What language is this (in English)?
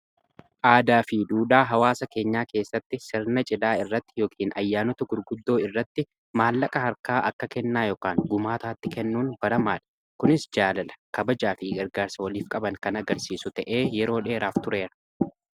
Oromo